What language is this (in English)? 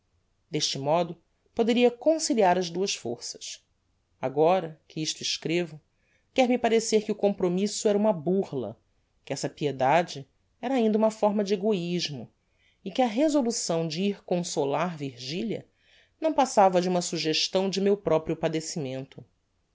Portuguese